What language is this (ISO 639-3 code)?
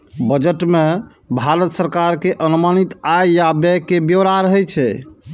mai